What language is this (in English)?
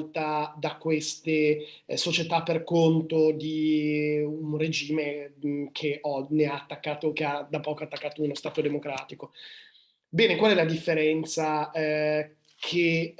Italian